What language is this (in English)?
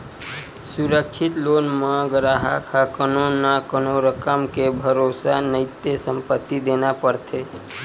Chhattisgarhi